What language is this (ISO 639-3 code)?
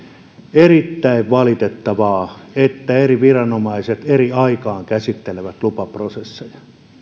fin